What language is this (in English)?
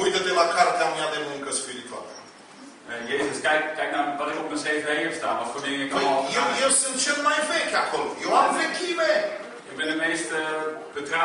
Romanian